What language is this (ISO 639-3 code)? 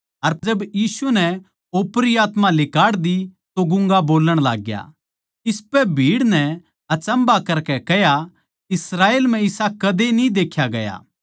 bgc